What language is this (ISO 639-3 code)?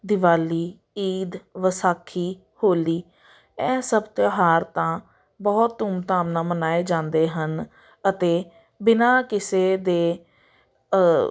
pan